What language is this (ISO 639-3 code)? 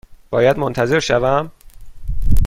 fas